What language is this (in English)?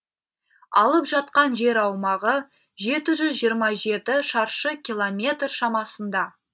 Kazakh